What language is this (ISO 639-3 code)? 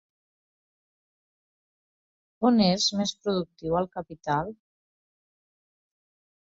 cat